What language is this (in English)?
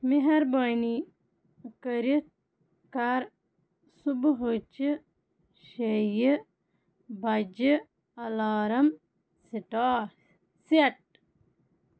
Kashmiri